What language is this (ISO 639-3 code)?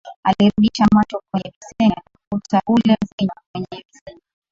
swa